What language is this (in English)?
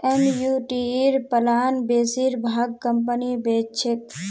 Magahi